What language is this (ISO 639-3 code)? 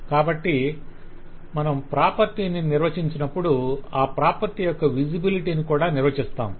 tel